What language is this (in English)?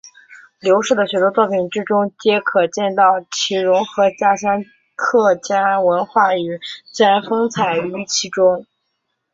Chinese